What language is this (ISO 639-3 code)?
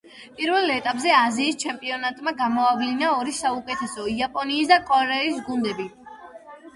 kat